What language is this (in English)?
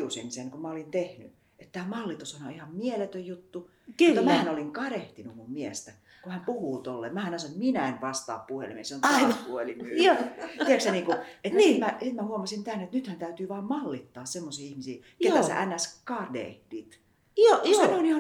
Finnish